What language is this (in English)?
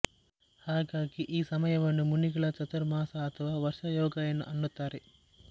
Kannada